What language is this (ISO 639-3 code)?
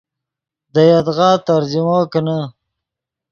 ydg